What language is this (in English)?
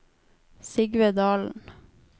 Norwegian